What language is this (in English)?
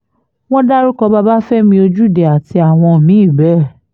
Yoruba